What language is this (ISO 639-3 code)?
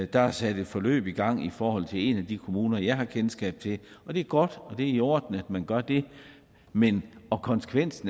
dan